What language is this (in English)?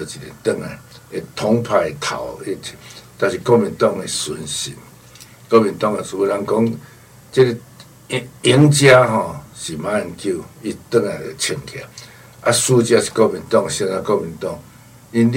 Chinese